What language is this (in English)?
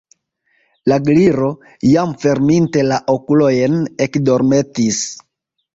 Esperanto